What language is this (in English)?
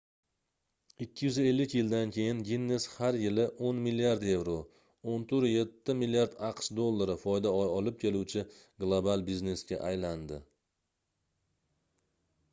Uzbek